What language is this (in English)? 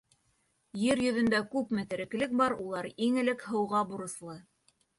Bashkir